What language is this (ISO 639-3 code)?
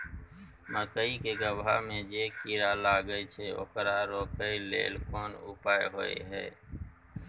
mai